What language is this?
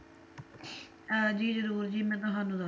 Punjabi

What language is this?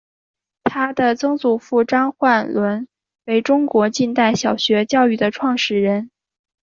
Chinese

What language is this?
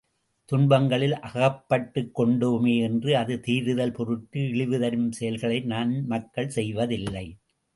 Tamil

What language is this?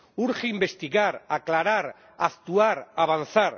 Spanish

